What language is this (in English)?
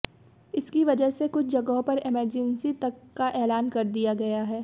Hindi